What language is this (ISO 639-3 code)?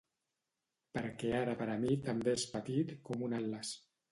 cat